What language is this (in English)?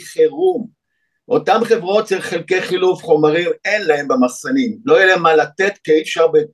Hebrew